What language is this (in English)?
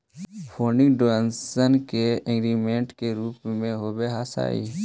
Magahi